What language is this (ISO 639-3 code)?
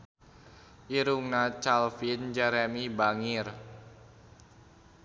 sun